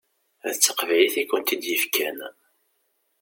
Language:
Kabyle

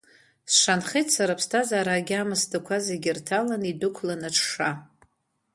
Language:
Abkhazian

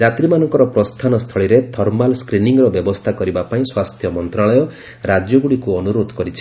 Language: Odia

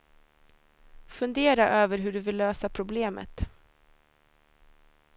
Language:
Swedish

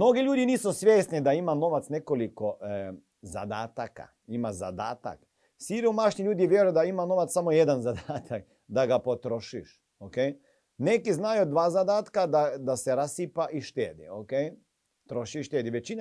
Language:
Croatian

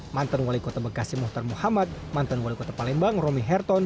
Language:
Indonesian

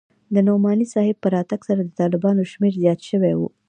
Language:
Pashto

